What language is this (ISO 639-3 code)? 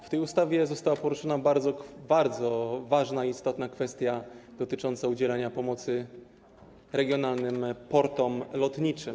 pol